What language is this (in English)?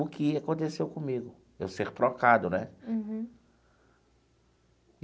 Portuguese